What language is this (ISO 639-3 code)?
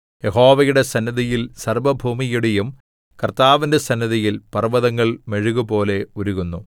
mal